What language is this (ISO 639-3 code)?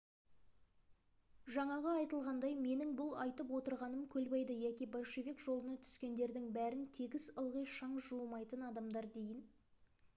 kaz